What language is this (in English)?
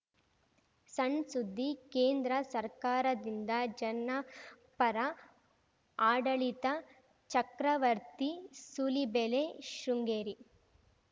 Kannada